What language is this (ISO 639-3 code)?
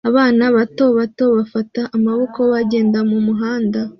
kin